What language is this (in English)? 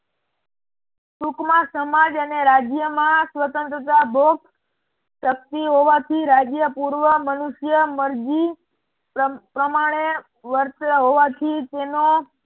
Gujarati